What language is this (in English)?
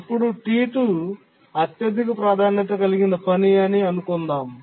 Telugu